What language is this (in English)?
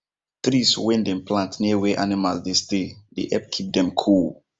Nigerian Pidgin